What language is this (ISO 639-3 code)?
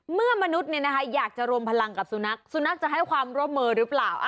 tha